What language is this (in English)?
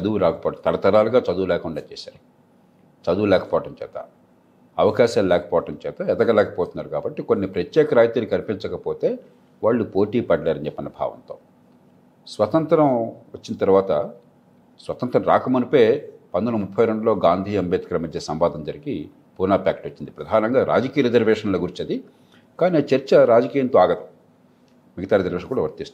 Telugu